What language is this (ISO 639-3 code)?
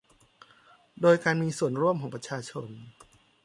tha